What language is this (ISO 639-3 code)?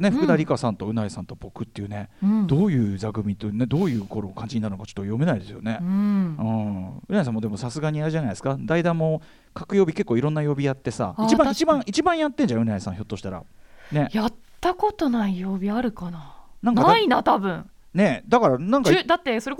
jpn